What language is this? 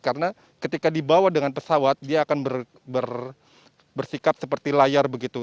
Indonesian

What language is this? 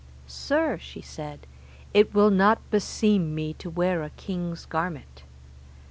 English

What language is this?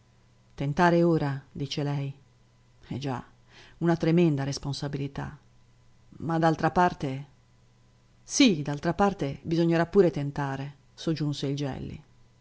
Italian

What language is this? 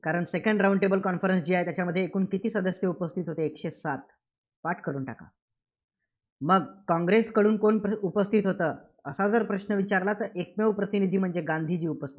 Marathi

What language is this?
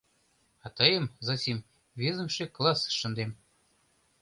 Mari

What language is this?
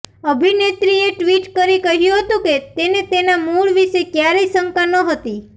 Gujarati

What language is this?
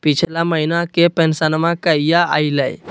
Magahi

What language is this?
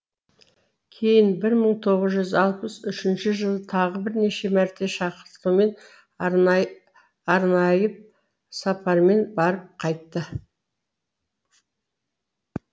Kazakh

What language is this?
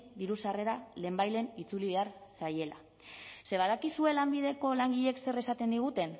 Basque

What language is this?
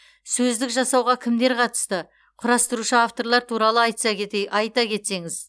Kazakh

